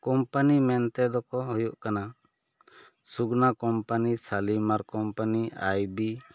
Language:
Santali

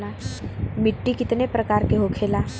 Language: Bhojpuri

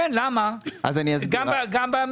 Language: Hebrew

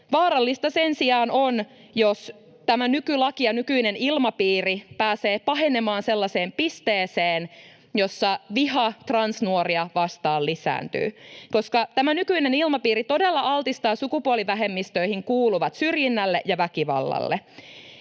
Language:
Finnish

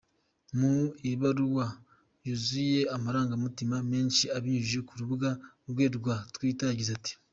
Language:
Kinyarwanda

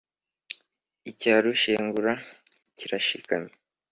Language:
Kinyarwanda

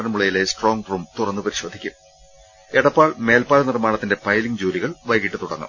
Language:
Malayalam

